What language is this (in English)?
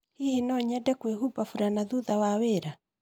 Kikuyu